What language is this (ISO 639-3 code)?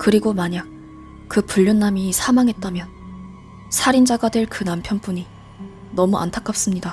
kor